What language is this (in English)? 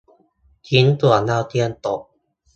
Thai